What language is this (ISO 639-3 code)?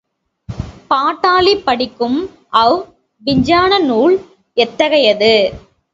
tam